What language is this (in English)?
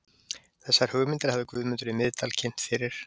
Icelandic